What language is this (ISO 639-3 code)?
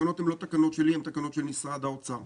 heb